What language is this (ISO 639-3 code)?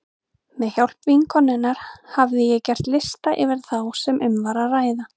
isl